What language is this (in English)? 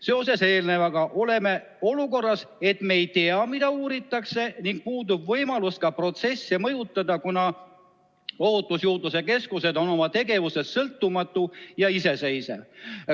Estonian